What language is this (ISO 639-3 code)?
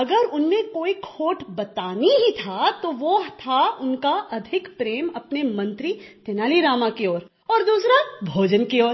hin